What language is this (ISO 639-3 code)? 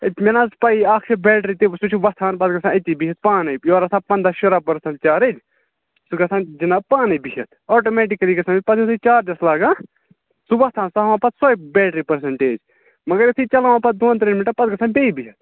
kas